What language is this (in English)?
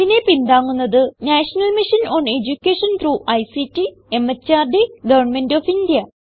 Malayalam